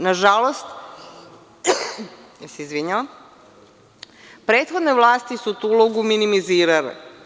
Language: Serbian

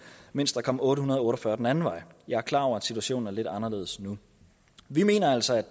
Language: Danish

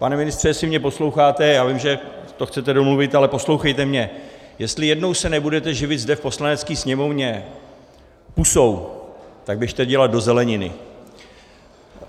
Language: Czech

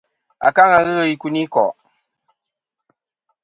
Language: Kom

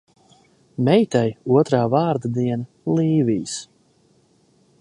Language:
Latvian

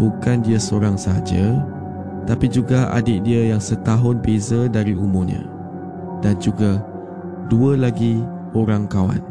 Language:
Malay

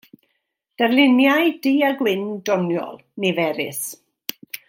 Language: Welsh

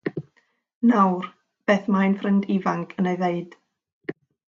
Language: Welsh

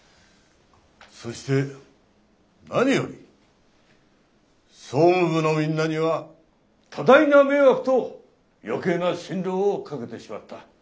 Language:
Japanese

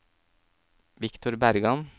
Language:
Norwegian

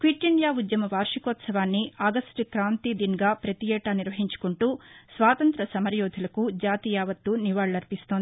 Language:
Telugu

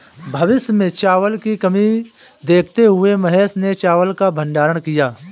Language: Hindi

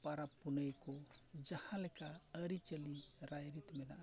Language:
Santali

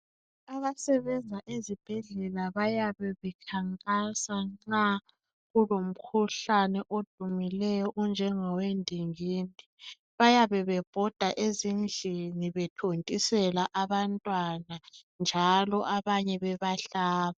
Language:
North Ndebele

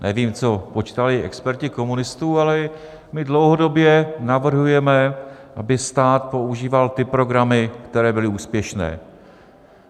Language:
Czech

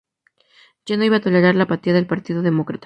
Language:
Spanish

